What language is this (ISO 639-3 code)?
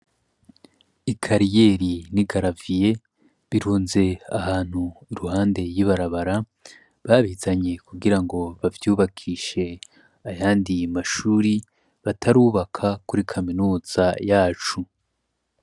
run